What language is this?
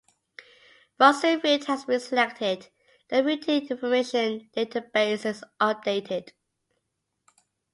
English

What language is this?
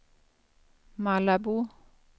Swedish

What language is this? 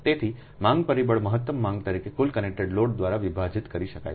Gujarati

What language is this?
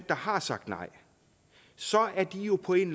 Danish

